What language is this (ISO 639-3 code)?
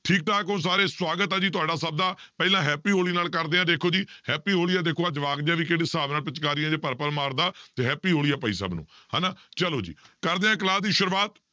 pan